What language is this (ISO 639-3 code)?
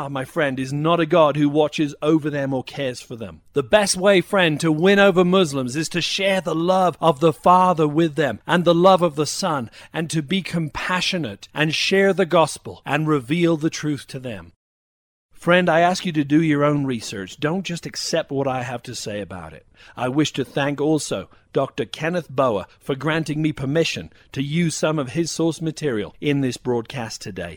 eng